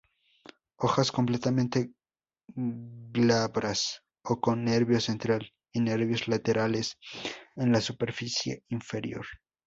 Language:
Spanish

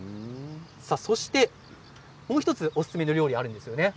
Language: Japanese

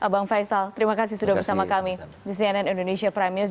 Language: Indonesian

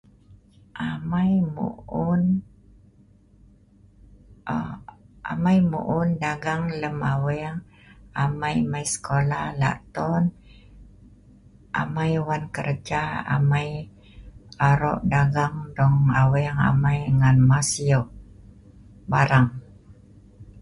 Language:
Sa'ban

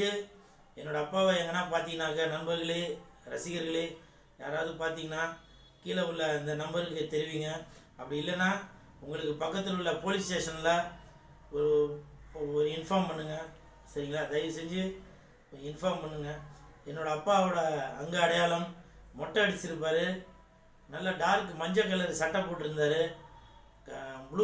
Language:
Japanese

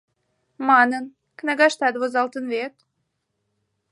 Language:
Mari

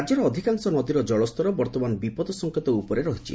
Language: Odia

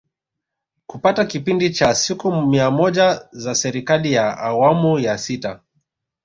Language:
Swahili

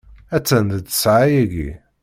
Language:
Kabyle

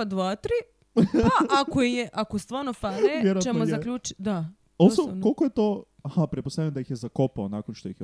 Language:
Croatian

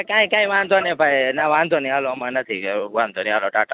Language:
Gujarati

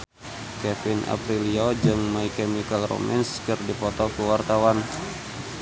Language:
Sundanese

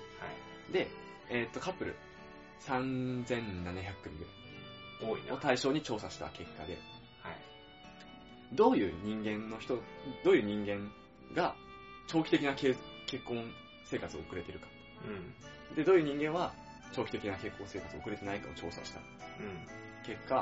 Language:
Japanese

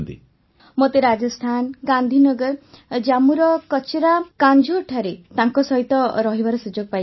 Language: Odia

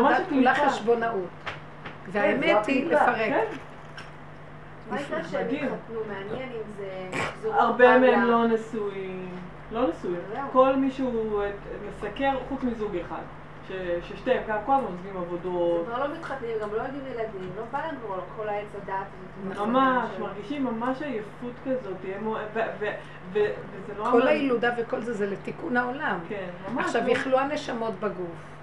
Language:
Hebrew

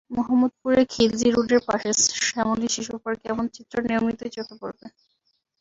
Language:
Bangla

